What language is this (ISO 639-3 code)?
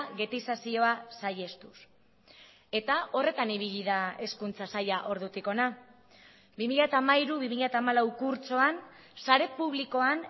eus